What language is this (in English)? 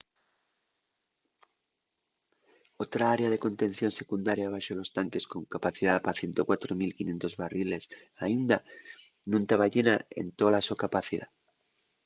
Asturian